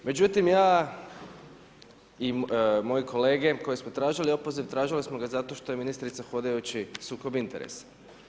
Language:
Croatian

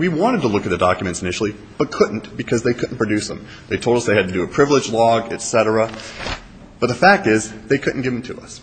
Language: English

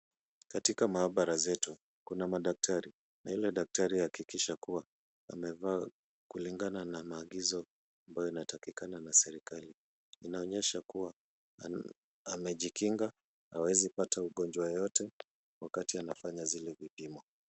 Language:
Swahili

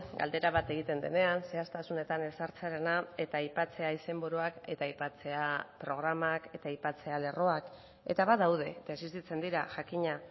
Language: Basque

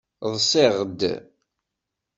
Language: Kabyle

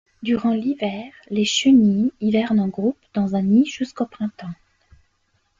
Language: French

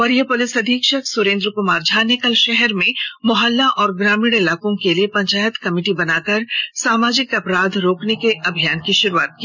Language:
Hindi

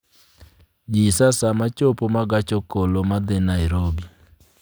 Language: Luo (Kenya and Tanzania)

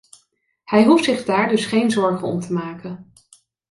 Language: Dutch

